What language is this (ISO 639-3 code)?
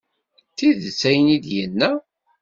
kab